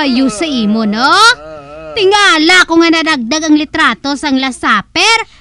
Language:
Filipino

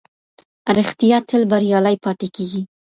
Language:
Pashto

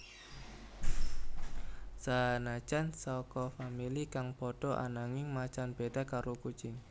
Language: Javanese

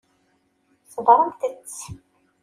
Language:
Kabyle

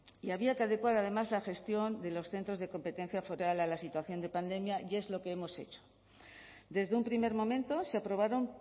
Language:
Spanish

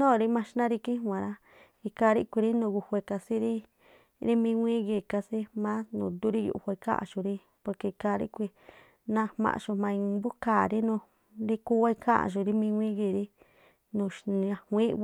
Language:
Tlacoapa Me'phaa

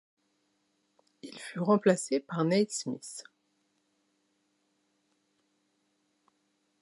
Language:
French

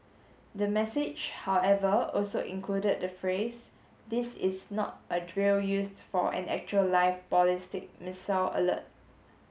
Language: English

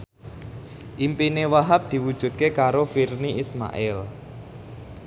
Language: Javanese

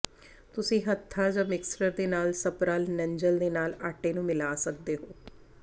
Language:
Punjabi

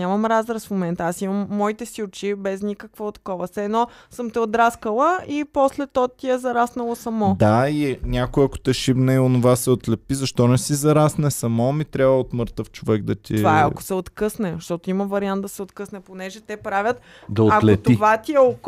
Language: Bulgarian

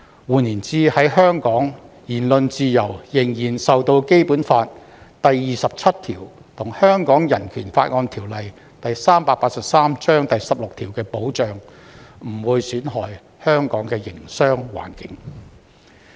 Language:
Cantonese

